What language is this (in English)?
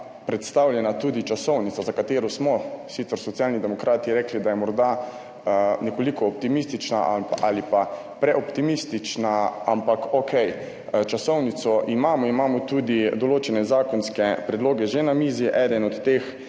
Slovenian